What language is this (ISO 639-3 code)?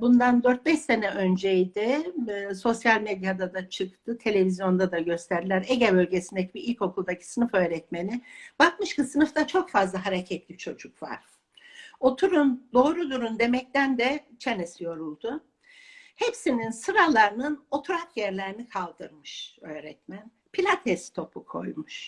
tur